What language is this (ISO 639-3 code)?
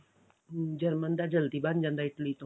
pan